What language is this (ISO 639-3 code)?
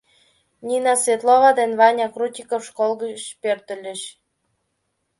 chm